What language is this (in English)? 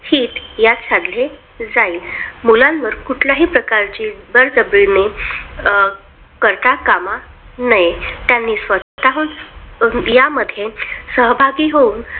Marathi